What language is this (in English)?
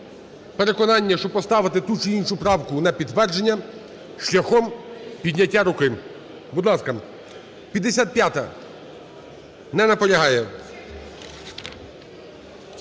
Ukrainian